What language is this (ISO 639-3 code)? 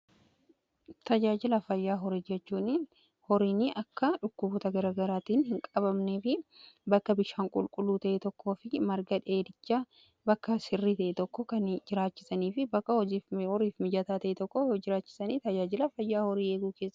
orm